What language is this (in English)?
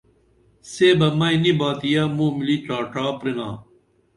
Dameli